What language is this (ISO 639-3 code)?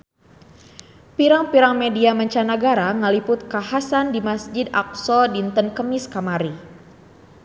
sun